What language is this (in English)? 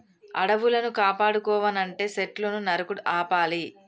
Telugu